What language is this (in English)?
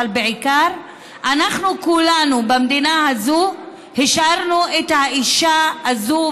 Hebrew